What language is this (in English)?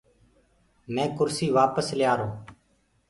Gurgula